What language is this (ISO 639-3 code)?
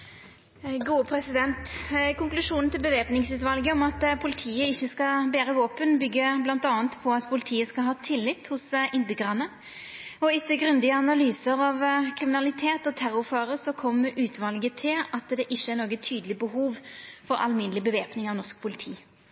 nno